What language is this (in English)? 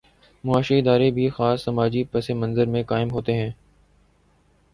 Urdu